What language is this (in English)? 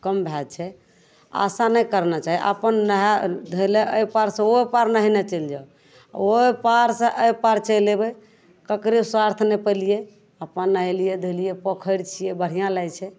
Maithili